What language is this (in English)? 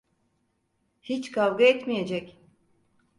Turkish